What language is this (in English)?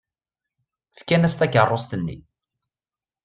Kabyle